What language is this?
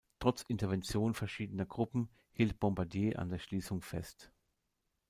German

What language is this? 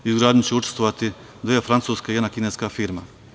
Serbian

